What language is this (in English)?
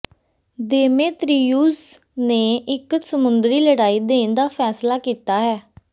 Punjabi